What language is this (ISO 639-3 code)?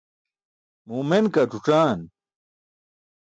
bsk